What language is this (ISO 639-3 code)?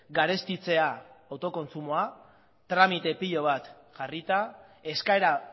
eus